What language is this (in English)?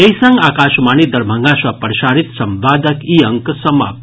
Maithili